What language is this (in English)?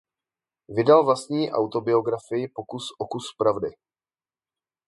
Czech